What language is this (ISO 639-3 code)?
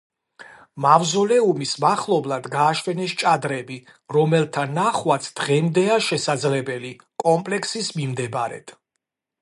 kat